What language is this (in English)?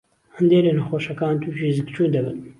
Central Kurdish